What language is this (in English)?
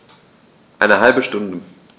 German